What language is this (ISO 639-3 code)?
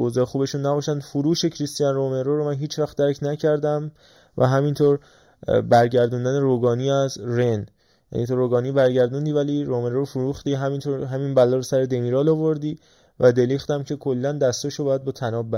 fas